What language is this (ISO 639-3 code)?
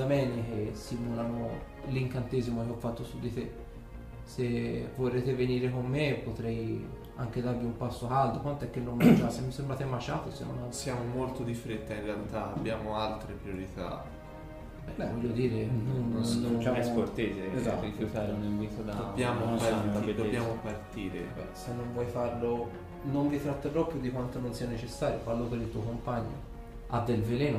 ita